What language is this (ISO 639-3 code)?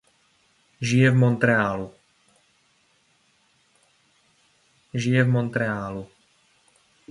ces